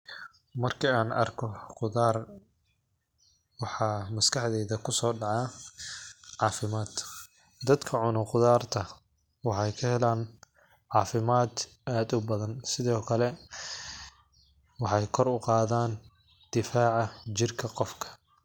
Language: Somali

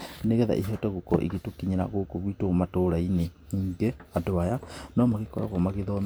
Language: Kikuyu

